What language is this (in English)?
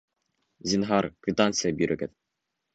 Bashkir